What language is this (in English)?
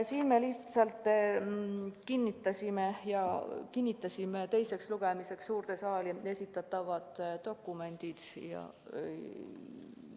Estonian